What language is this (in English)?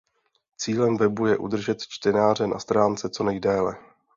Czech